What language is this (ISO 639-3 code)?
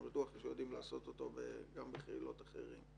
heb